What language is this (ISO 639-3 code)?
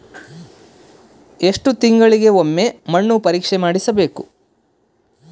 kan